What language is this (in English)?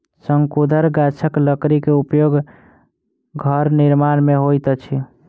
Maithili